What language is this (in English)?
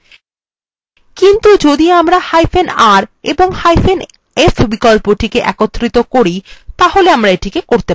Bangla